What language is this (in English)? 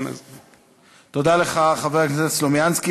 Hebrew